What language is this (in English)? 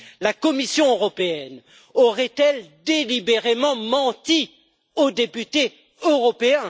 French